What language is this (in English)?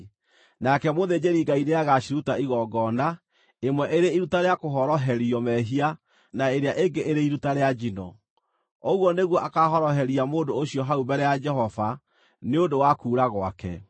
Kikuyu